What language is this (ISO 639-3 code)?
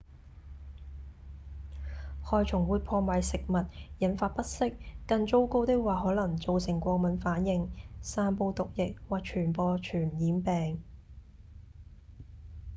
yue